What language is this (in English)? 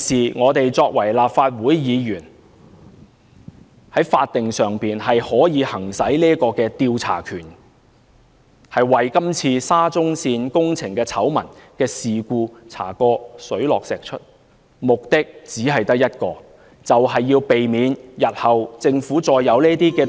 Cantonese